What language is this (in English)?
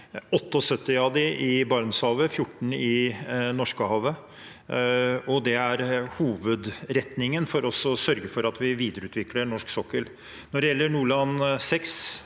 Norwegian